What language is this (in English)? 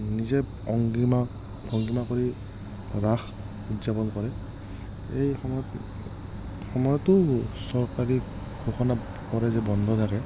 Assamese